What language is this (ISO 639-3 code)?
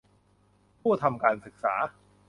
tha